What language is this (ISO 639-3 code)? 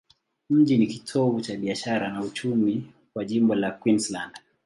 swa